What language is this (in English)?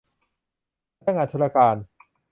Thai